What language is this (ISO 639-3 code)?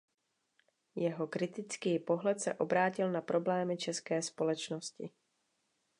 ces